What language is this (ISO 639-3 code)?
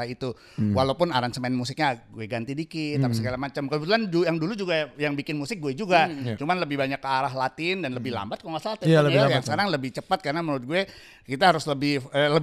ind